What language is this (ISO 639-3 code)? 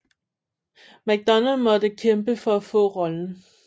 dan